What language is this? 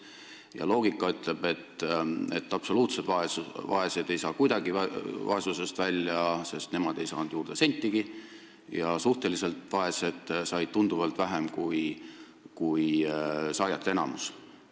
Estonian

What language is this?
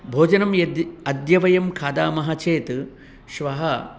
Sanskrit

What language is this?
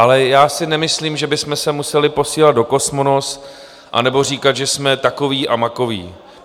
Czech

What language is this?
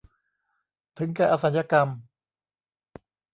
Thai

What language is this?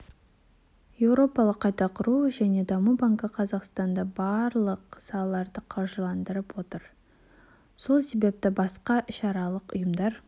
Kazakh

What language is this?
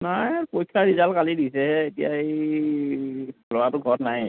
Assamese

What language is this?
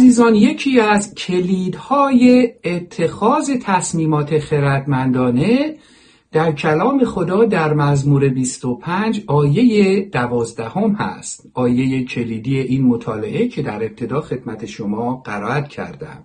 Persian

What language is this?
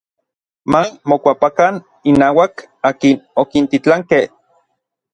Orizaba Nahuatl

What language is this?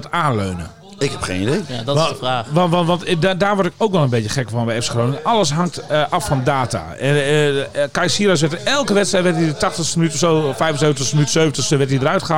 Dutch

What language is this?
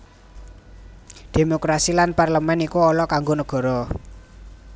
Javanese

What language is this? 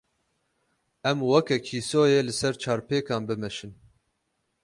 Kurdish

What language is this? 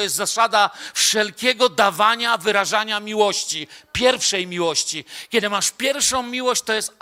Polish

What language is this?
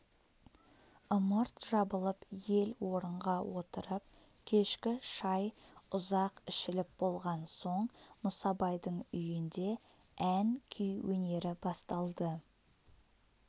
Kazakh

